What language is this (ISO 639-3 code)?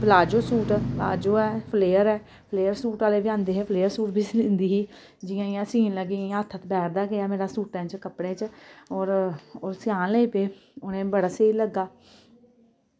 doi